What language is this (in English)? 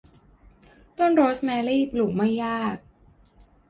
Thai